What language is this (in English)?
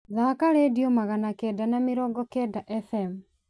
Kikuyu